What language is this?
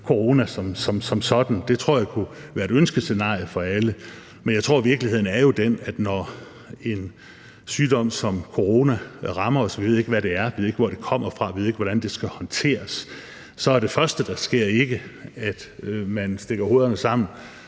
Danish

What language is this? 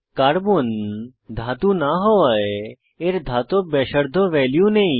Bangla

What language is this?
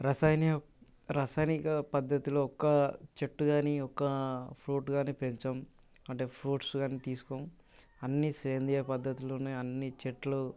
Telugu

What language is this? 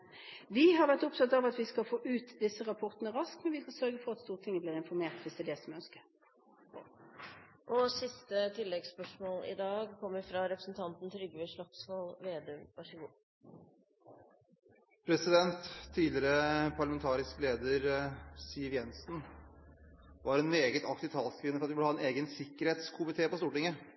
Norwegian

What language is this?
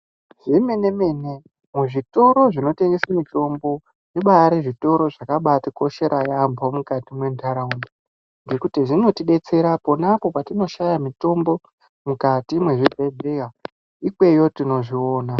Ndau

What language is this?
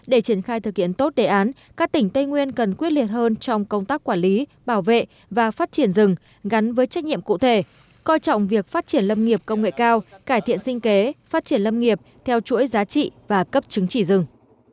Vietnamese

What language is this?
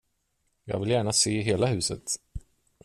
Swedish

